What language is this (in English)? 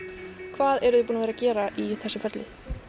Icelandic